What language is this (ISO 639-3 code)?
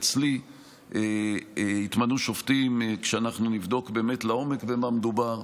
heb